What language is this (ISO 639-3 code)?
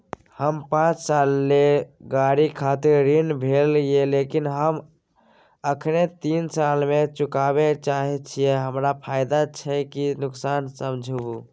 mai